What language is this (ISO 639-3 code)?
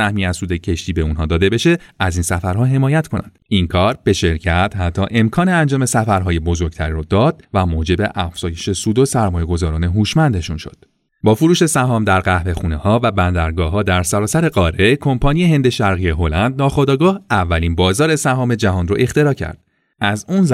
fas